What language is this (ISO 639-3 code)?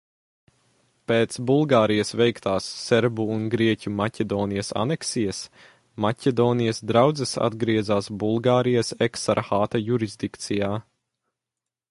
lav